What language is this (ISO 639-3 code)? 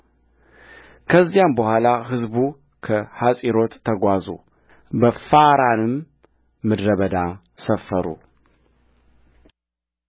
amh